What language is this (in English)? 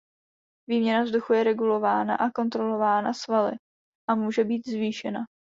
Czech